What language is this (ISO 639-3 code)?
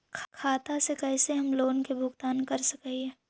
mag